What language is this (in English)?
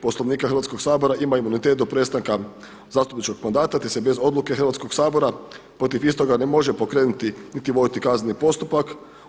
Croatian